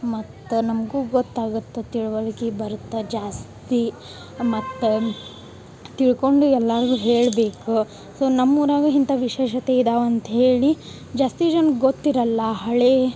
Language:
Kannada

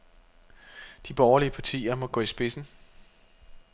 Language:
Danish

